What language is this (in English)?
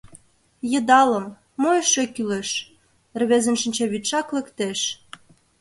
Mari